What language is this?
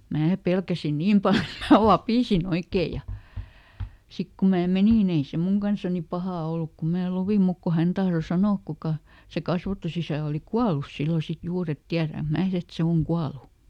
Finnish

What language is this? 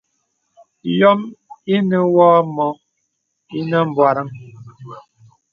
Bebele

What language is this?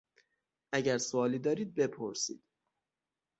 Persian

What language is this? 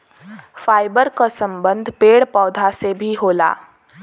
Bhojpuri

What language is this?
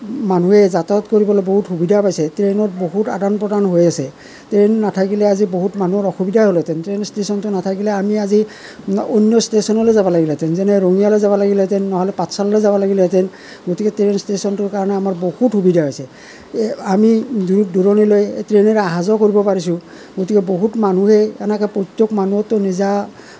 Assamese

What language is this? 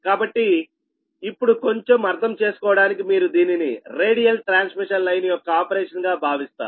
Telugu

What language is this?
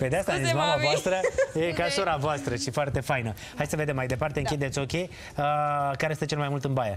Romanian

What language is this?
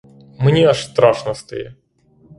Ukrainian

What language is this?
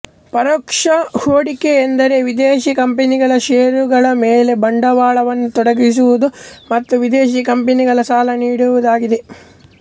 Kannada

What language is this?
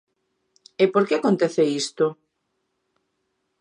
Galician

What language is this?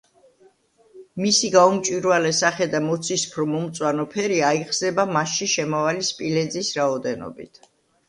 Georgian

